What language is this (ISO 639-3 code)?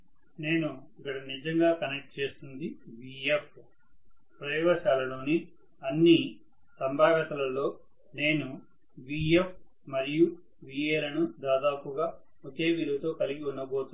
tel